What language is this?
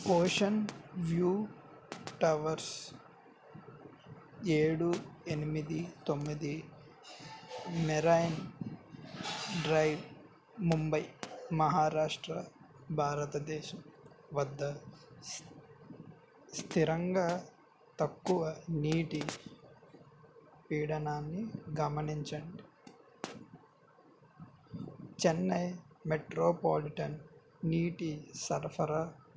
Telugu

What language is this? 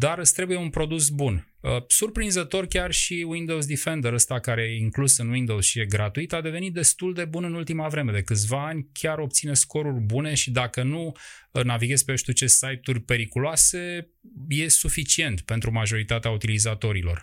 Romanian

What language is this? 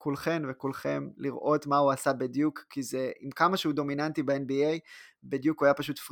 Hebrew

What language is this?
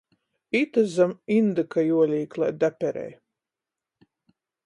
Latgalian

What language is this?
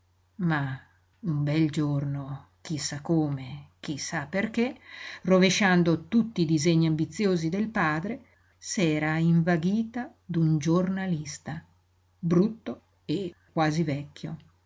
Italian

